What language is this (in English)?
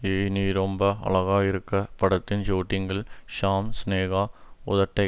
Tamil